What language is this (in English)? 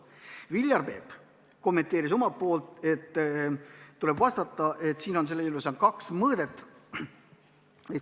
Estonian